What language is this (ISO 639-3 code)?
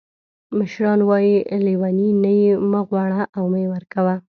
pus